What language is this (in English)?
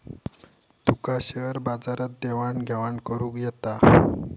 Marathi